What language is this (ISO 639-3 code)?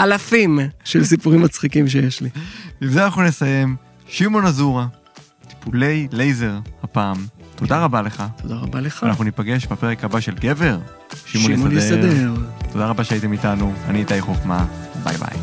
heb